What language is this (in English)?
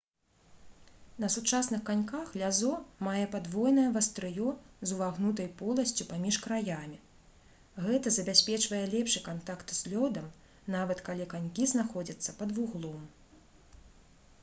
Belarusian